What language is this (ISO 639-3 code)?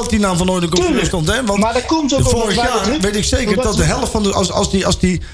nld